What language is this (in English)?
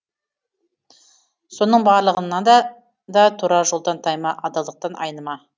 Kazakh